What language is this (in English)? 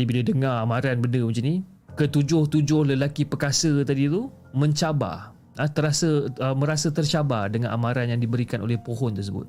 Malay